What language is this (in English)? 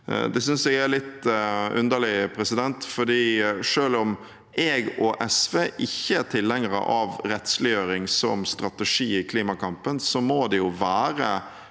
Norwegian